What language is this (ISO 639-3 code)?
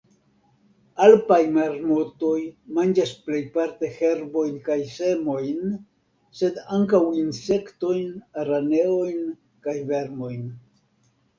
epo